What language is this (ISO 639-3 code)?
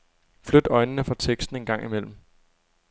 dan